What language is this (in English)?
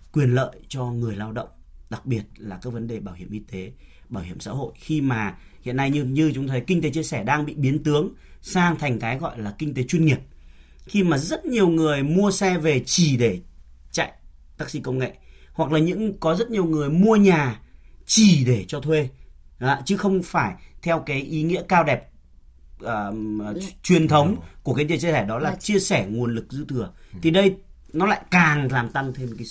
Vietnamese